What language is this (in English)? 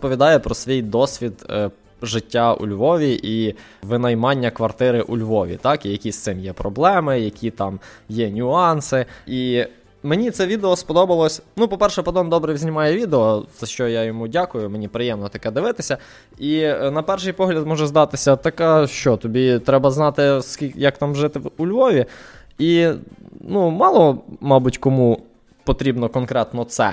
Ukrainian